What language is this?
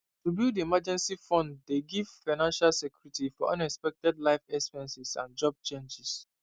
Nigerian Pidgin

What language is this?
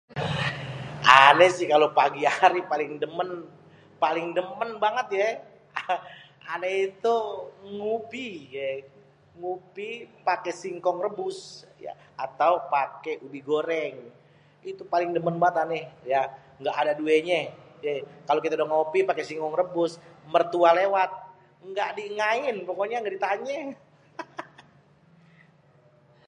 Betawi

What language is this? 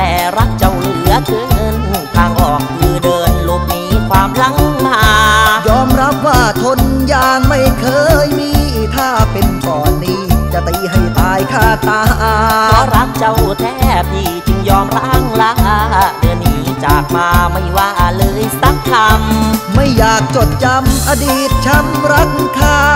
Thai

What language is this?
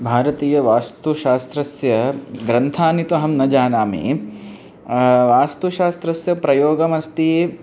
Sanskrit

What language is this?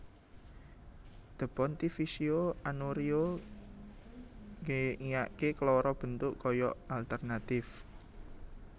Javanese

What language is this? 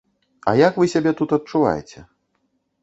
Belarusian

